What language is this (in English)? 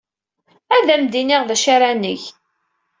Kabyle